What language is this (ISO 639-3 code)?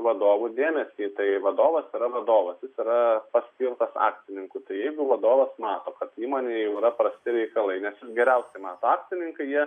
lit